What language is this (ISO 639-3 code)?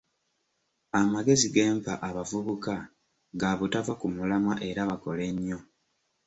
lug